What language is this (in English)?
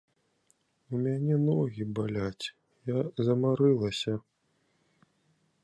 Belarusian